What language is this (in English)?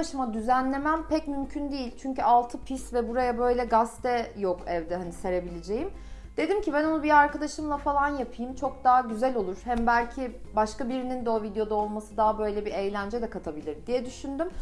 Turkish